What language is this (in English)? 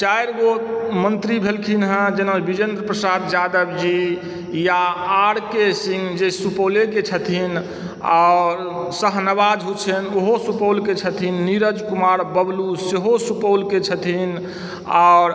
Maithili